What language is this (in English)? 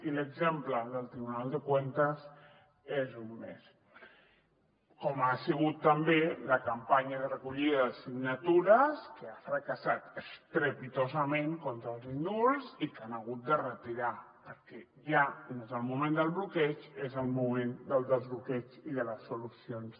Catalan